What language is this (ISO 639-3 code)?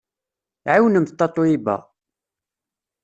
kab